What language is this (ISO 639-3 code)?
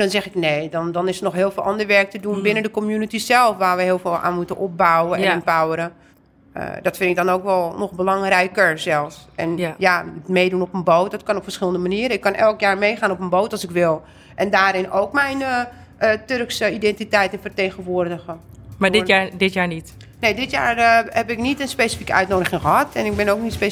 nld